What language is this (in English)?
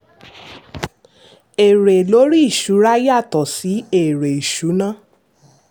Yoruba